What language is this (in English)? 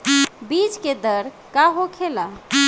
Bhojpuri